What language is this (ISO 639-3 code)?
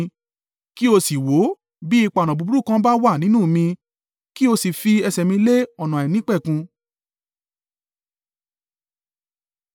yor